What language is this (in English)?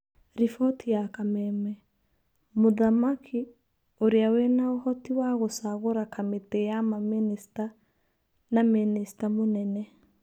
Kikuyu